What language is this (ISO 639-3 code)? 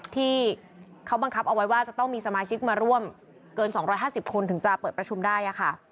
tha